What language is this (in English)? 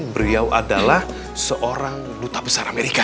Indonesian